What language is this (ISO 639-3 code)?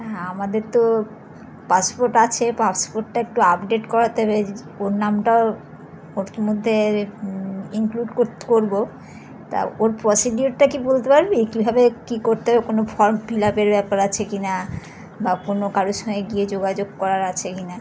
ben